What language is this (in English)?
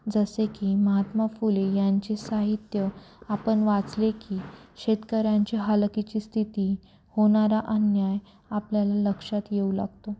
Marathi